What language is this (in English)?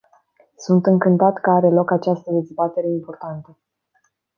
Romanian